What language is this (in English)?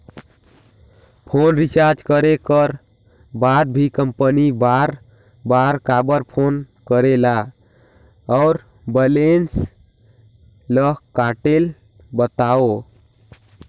Chhattisgarhi